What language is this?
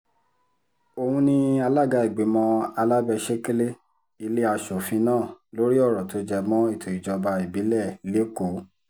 Yoruba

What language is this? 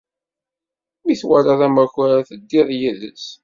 Kabyle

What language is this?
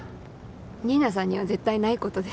Japanese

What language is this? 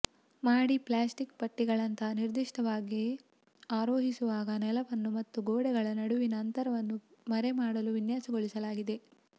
Kannada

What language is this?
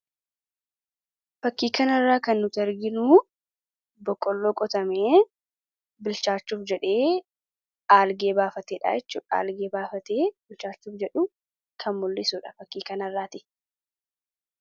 Oromo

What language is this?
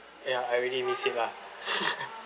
English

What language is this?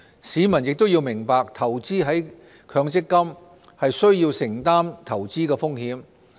Cantonese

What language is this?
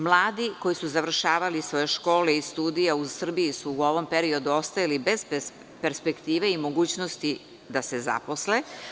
Serbian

